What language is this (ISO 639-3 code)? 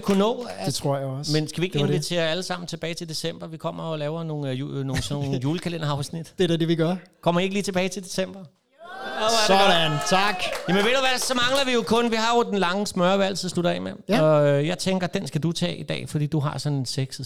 dan